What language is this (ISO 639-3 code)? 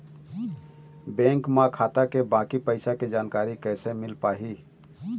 hne